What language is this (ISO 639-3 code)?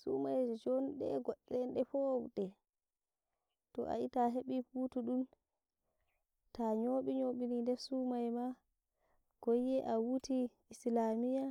fuv